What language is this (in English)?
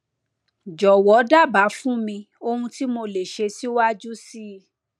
Yoruba